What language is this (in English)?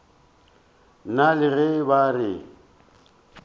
Northern Sotho